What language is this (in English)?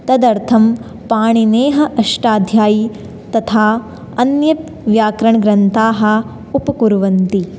Sanskrit